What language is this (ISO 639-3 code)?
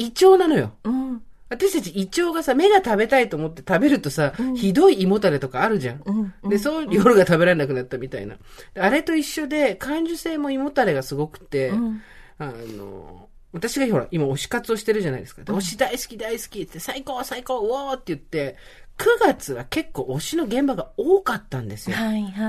jpn